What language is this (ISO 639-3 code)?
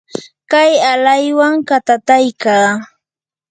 qur